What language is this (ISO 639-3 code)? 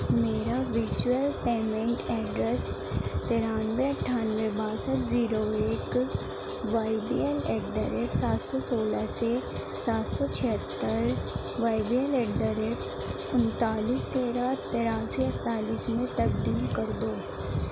urd